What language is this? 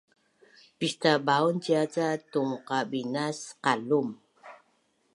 Bunun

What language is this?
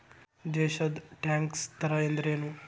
Kannada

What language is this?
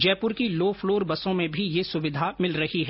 Hindi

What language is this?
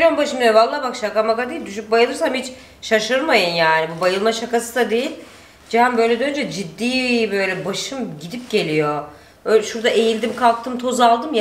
Turkish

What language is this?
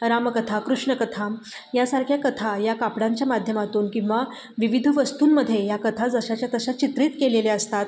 Marathi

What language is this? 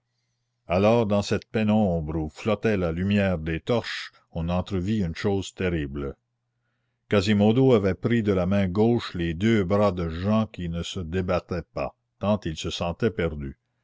French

